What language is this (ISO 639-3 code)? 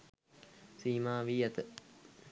sin